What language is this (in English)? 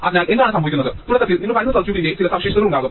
Malayalam